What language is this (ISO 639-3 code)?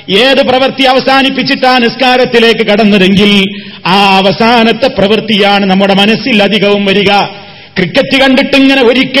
mal